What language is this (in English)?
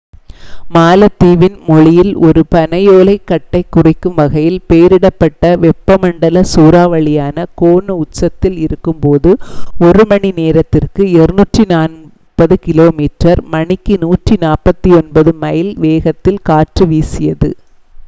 Tamil